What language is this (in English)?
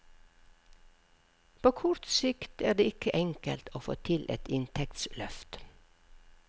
Norwegian